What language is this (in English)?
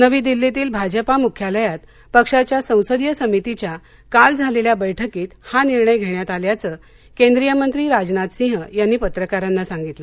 Marathi